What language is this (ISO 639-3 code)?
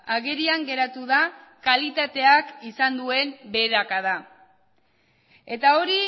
eus